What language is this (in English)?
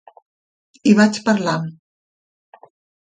Catalan